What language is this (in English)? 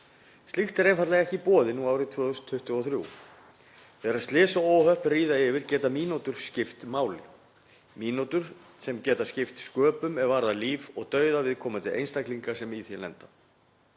Icelandic